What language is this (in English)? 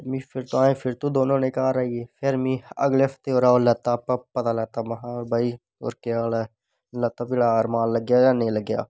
Dogri